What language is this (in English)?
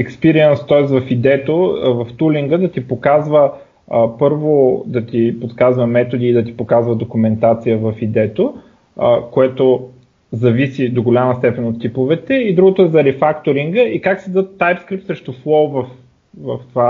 Bulgarian